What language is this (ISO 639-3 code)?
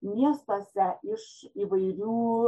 lit